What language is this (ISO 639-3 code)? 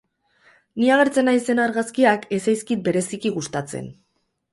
eus